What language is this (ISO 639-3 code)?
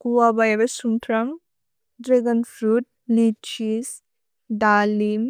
brx